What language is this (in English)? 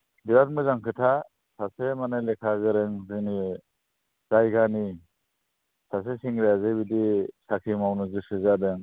Bodo